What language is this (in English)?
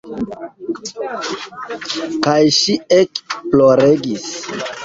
Esperanto